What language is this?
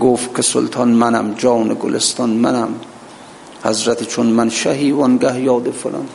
Persian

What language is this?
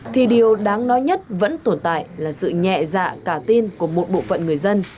Vietnamese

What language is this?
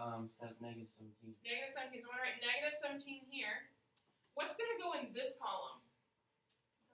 English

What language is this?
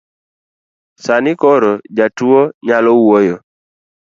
Luo (Kenya and Tanzania)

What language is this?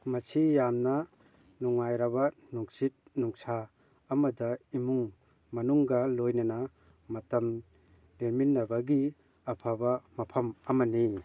Manipuri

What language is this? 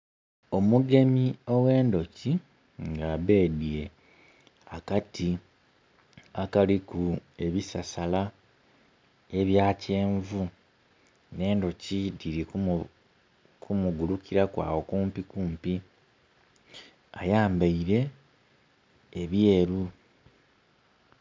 Soga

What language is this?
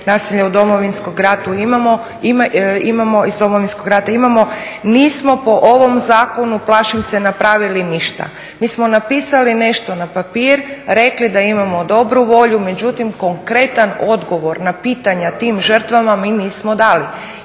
Croatian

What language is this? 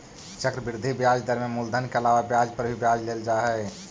Magahi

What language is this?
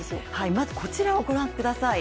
Japanese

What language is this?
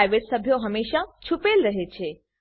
Gujarati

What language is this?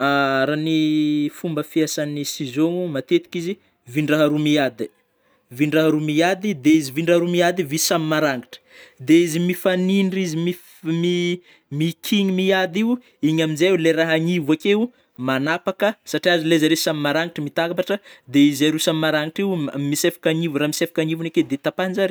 Northern Betsimisaraka Malagasy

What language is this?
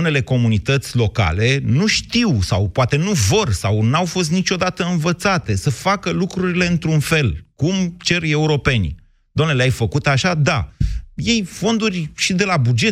Romanian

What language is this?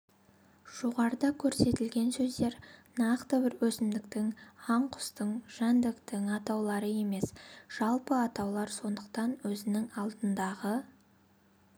Kazakh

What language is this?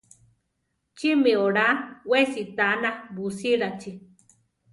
Central Tarahumara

